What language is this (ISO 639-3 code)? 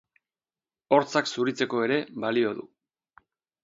eus